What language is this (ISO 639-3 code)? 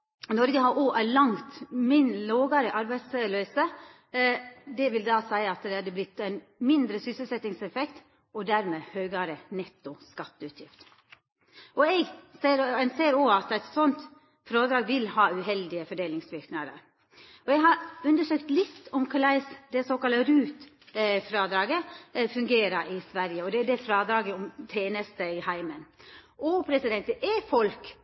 nno